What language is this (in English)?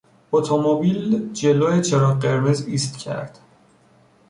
Persian